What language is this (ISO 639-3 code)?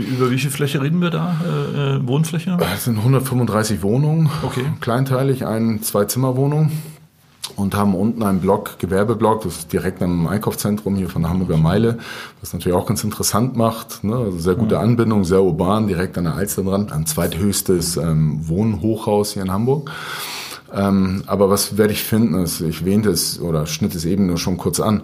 deu